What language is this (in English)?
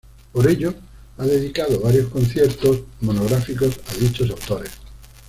Spanish